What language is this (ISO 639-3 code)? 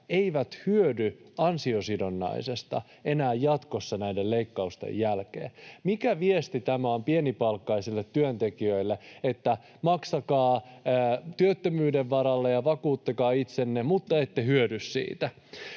fin